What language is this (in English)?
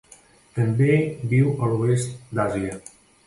Catalan